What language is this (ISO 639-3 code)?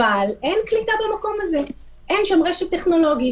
heb